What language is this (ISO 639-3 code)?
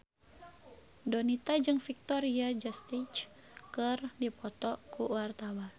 sun